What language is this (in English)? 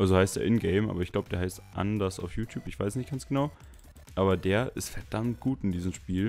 German